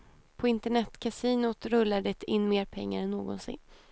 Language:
Swedish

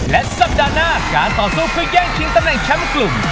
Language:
Thai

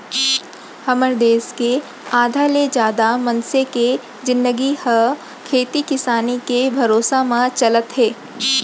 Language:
Chhattisgarhi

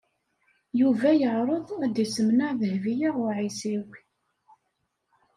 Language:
Kabyle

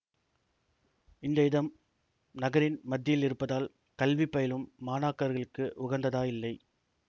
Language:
Tamil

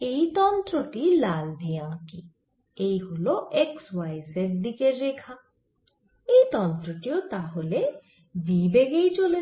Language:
Bangla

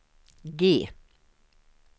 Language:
Swedish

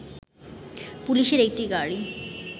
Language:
Bangla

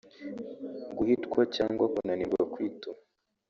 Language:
Kinyarwanda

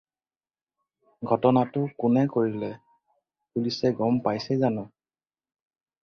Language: Assamese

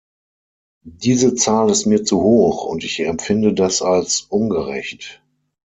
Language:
German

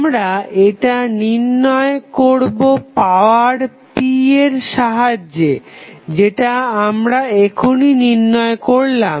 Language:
Bangla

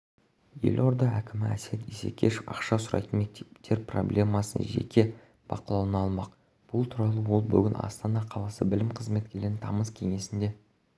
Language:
Kazakh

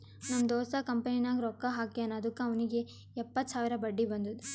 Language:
Kannada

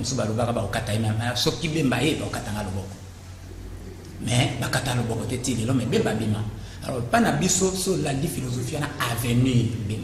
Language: French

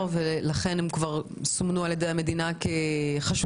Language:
Hebrew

